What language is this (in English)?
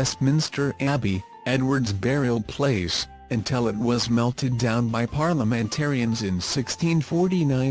English